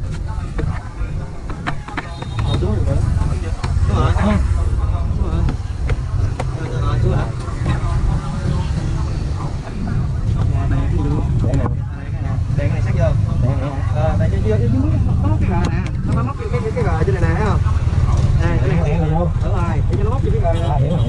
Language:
Vietnamese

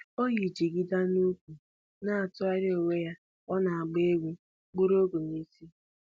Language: Igbo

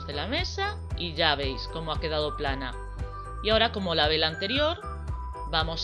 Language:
Spanish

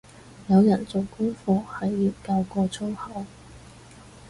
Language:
Cantonese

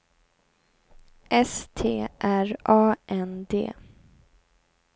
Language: Swedish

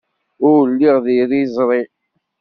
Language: Kabyle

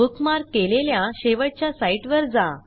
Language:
Marathi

